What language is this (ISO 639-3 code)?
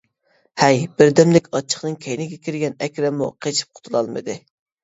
uig